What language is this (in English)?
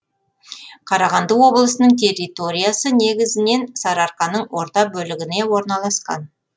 Kazakh